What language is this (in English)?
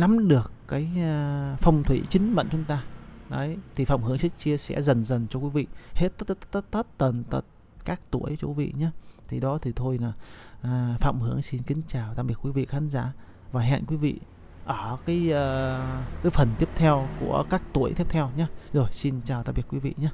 Vietnamese